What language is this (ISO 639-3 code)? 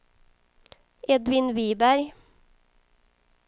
swe